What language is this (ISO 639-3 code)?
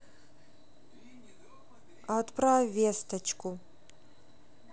rus